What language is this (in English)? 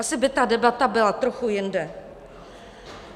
Czech